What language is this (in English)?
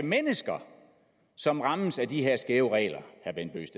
Danish